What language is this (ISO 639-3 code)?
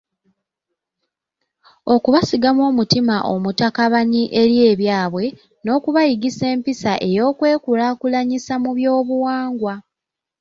lug